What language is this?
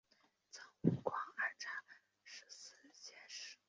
Chinese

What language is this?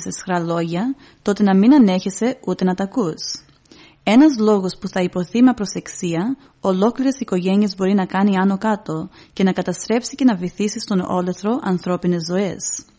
Greek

